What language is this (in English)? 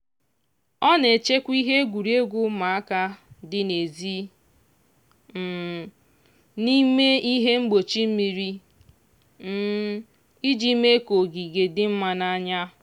Igbo